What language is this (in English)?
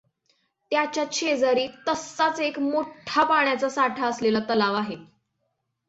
Marathi